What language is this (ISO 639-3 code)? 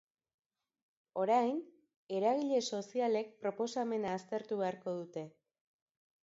eus